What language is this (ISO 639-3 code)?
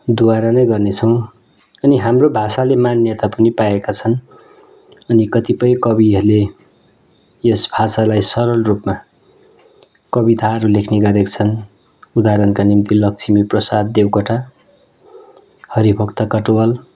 nep